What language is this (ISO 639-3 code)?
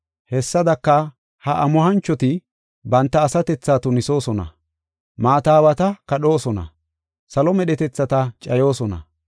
gof